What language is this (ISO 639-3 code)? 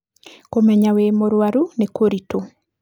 kik